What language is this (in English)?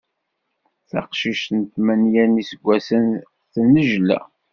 Kabyle